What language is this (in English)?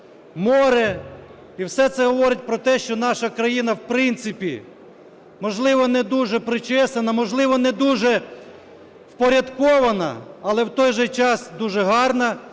Ukrainian